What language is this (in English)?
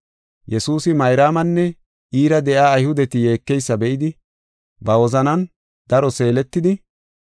Gofa